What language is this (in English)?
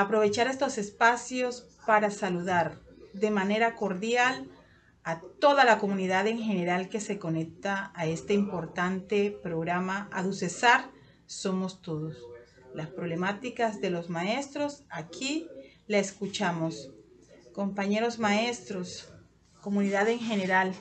Spanish